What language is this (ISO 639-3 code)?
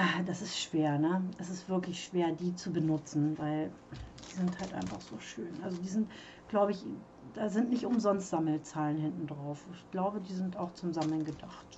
deu